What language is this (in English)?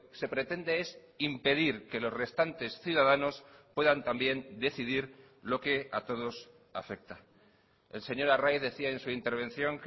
Spanish